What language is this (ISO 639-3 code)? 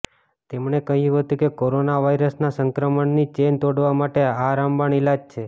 guj